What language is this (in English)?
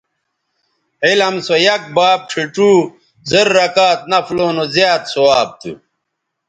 Bateri